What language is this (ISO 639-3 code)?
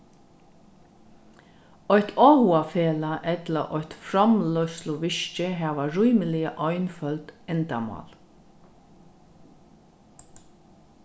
fao